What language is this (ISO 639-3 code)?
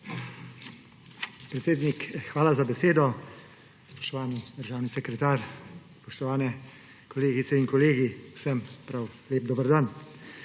slv